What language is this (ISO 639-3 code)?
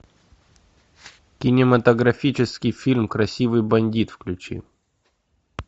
rus